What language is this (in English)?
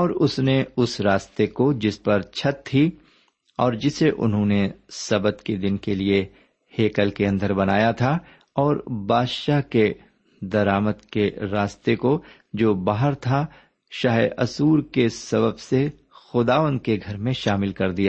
Urdu